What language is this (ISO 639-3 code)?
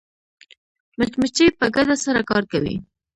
pus